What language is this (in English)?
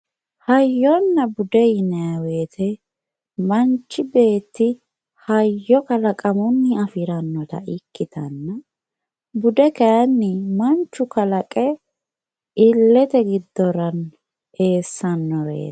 Sidamo